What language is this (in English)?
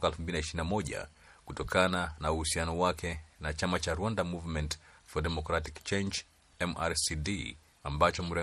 Swahili